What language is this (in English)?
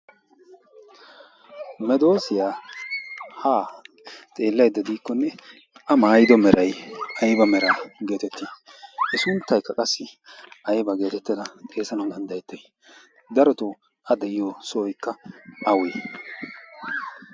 Wolaytta